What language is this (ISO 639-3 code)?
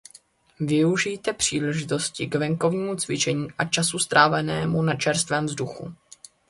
ces